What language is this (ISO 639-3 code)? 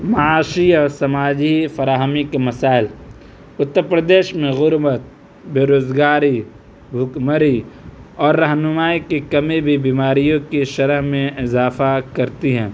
urd